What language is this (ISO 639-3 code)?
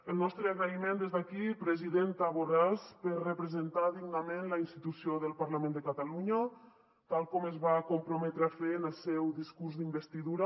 cat